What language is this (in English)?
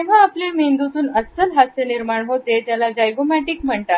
Marathi